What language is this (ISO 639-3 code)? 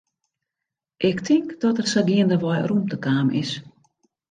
fry